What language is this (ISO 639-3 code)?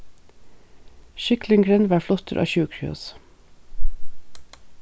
fao